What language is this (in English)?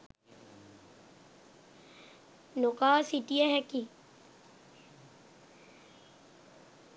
Sinhala